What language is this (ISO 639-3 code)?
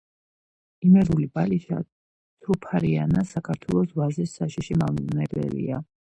kat